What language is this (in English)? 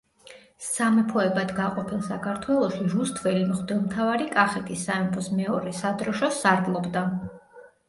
Georgian